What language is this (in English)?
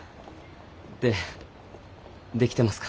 Japanese